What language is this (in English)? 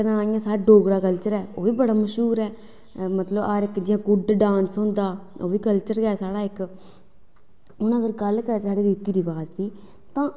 Dogri